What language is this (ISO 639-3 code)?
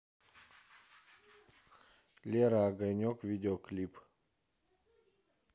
rus